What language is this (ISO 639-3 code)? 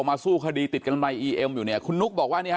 tha